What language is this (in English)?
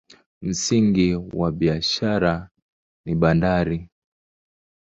Swahili